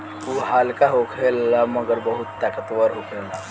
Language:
Bhojpuri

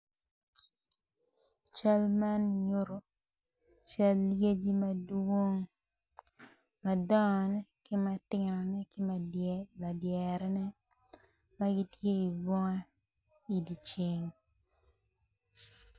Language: Acoli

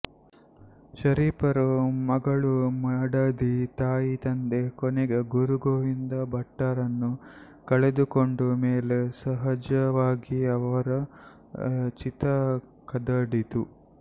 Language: Kannada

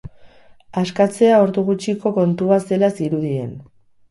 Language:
Basque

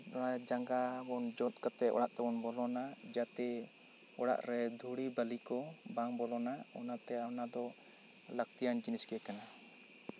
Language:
Santali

